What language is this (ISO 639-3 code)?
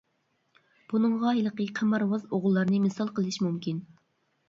uig